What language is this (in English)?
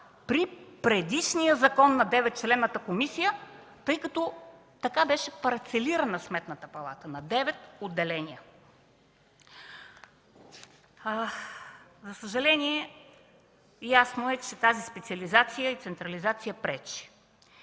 Bulgarian